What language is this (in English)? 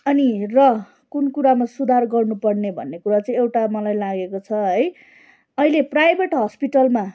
Nepali